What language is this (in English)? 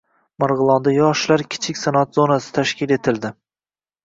Uzbek